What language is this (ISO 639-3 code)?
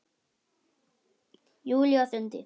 isl